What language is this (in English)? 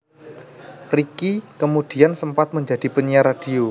Javanese